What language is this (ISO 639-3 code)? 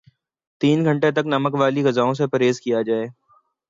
urd